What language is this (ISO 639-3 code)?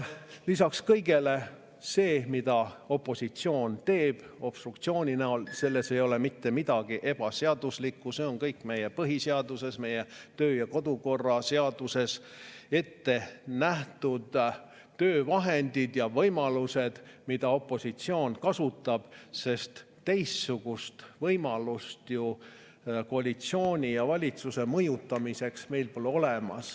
est